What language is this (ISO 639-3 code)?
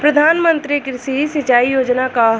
bho